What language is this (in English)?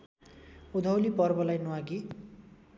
Nepali